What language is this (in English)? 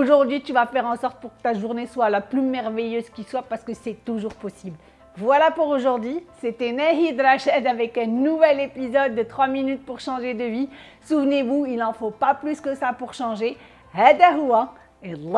French